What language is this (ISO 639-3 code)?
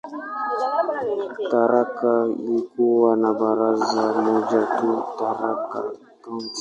swa